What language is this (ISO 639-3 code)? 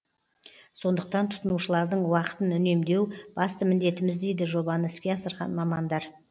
kaz